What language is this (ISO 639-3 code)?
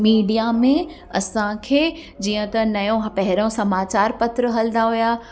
snd